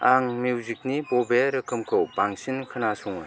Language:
Bodo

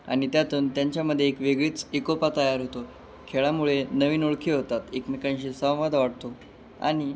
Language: Marathi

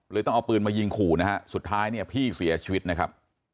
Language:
Thai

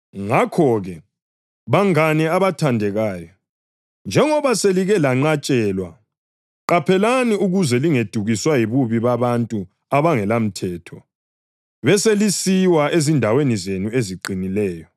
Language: North Ndebele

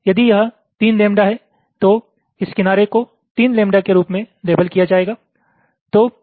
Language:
Hindi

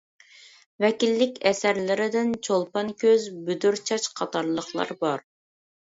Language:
Uyghur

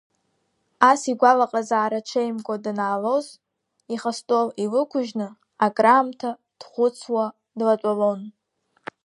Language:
Abkhazian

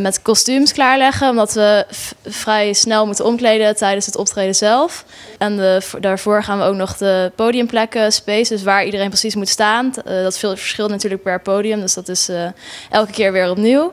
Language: Dutch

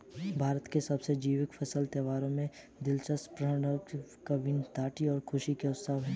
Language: Hindi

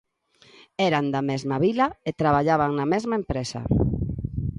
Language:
Galician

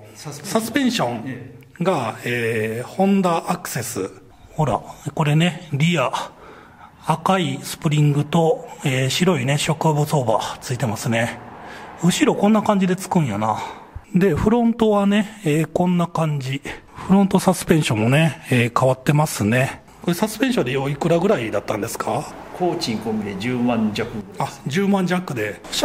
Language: Japanese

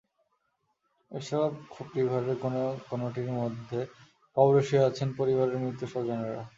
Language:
Bangla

